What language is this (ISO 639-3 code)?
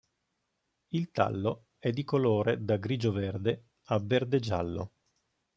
ita